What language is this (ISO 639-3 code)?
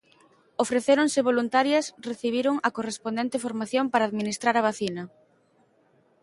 glg